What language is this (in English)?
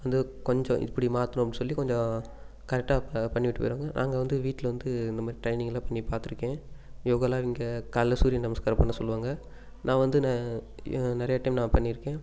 Tamil